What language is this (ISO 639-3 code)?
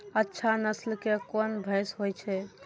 mai